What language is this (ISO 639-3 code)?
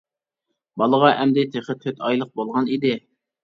uig